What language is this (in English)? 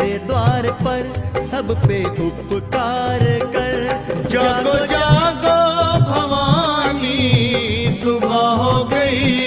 Hindi